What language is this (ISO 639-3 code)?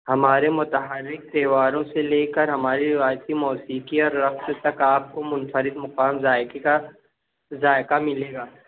urd